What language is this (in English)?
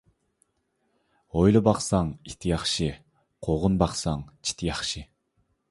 Uyghur